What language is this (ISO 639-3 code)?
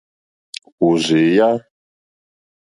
bri